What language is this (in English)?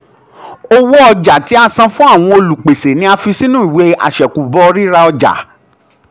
Yoruba